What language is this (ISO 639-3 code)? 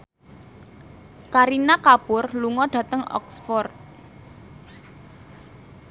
jav